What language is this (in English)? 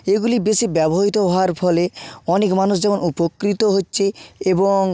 Bangla